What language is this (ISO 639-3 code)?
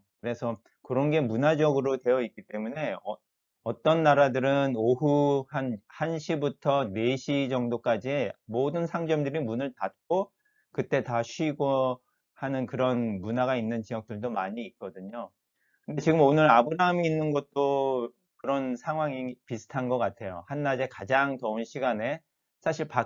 kor